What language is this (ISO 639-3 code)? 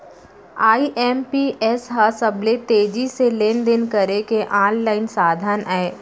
hne